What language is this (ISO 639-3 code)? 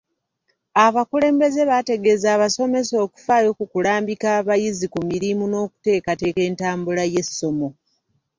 lug